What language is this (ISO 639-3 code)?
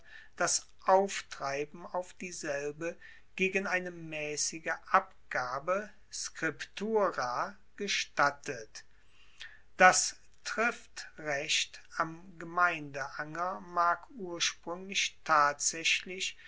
deu